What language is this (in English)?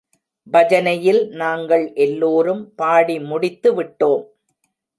Tamil